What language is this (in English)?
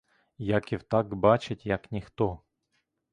Ukrainian